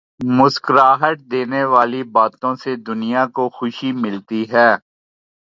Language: Urdu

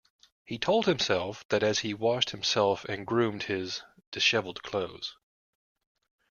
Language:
English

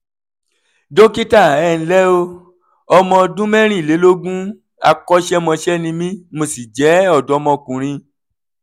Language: Yoruba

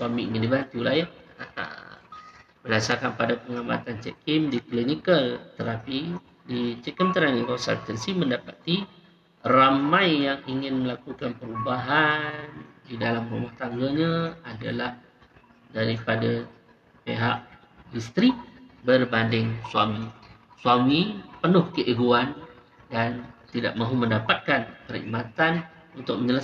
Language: Malay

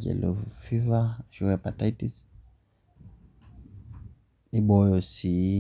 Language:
Masai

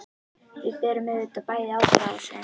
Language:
Icelandic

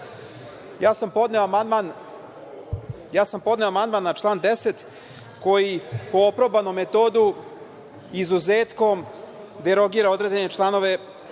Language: Serbian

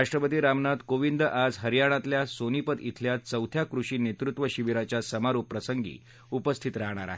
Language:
Marathi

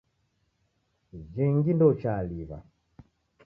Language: Taita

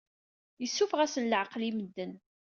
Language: Kabyle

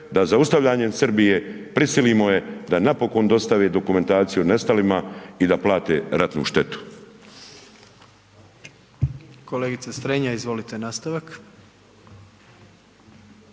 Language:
Croatian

